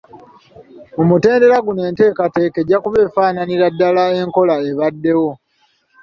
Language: Ganda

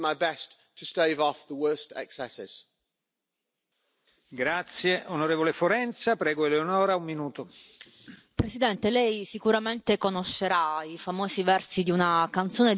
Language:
English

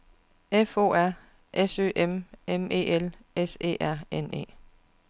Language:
Danish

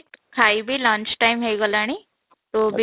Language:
Odia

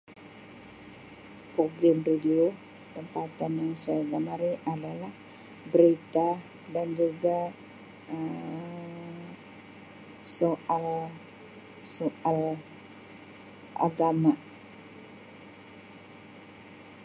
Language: Sabah Malay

